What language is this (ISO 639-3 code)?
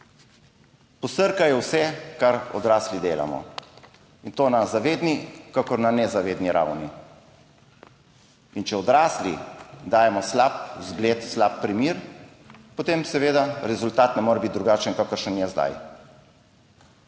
slv